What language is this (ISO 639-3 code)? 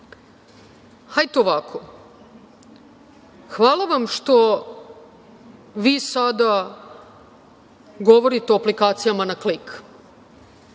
srp